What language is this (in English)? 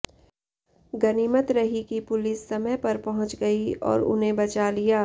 Hindi